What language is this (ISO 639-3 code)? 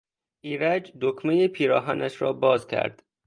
fas